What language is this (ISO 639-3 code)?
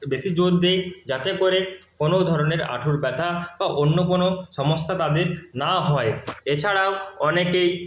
ben